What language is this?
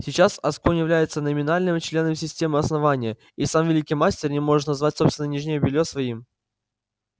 Russian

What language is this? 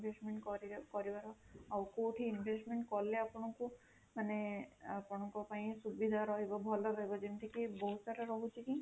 Odia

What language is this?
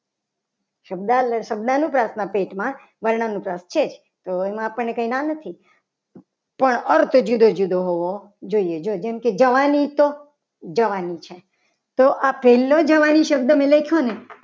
Gujarati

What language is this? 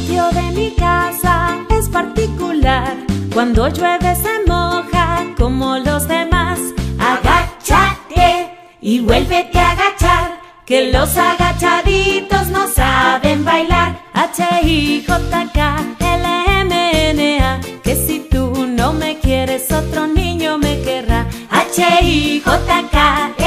Spanish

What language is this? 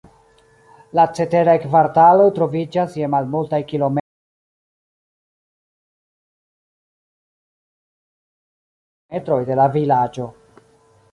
Esperanto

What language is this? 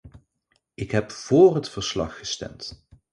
Dutch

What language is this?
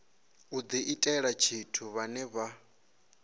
Venda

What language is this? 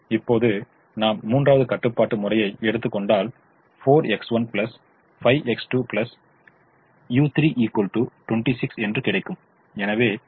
Tamil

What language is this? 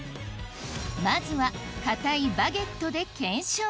Japanese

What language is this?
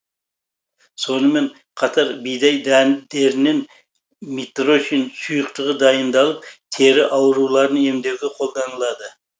Kazakh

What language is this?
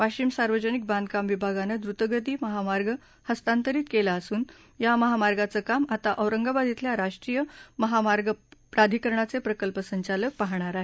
Marathi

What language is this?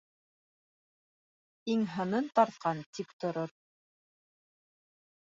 Bashkir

